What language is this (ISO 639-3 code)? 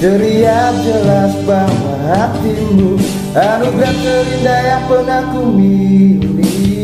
ind